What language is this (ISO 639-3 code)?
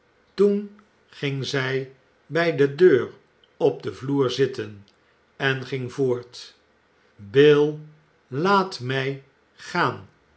nld